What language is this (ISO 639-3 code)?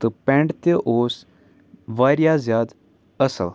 kas